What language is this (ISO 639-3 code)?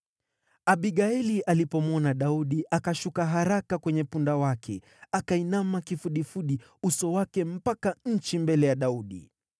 swa